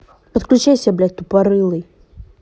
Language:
Russian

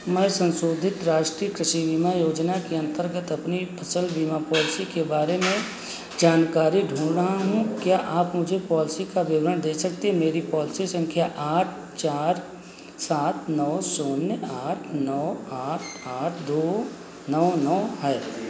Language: Hindi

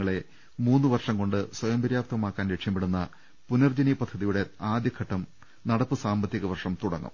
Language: Malayalam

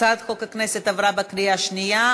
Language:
Hebrew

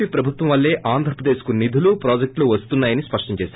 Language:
Telugu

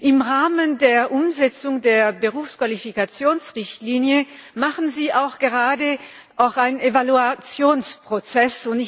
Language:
German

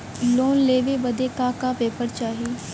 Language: Bhojpuri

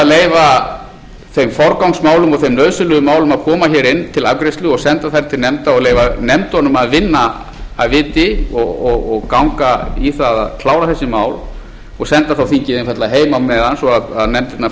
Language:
Icelandic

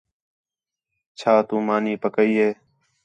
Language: Khetrani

